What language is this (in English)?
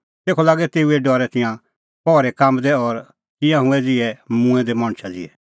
Kullu Pahari